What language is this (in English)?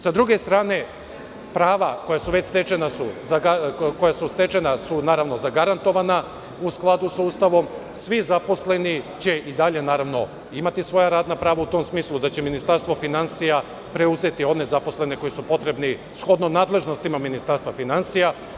Serbian